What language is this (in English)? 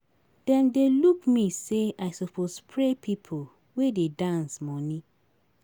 Nigerian Pidgin